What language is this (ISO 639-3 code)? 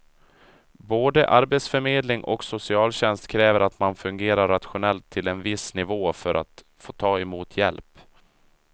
swe